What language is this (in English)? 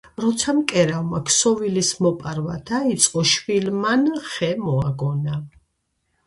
Georgian